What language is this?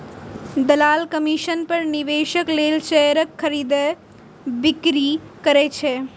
Maithili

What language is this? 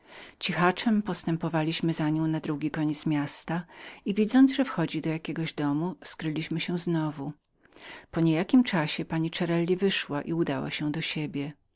Polish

